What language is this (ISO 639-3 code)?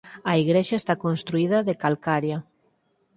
glg